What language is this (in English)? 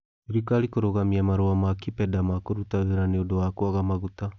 Kikuyu